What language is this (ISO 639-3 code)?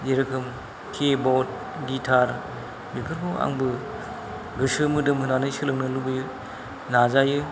brx